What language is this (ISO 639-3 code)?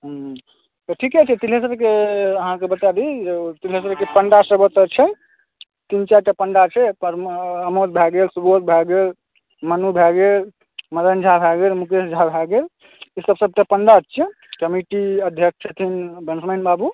mai